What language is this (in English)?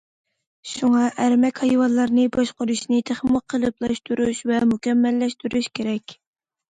Uyghur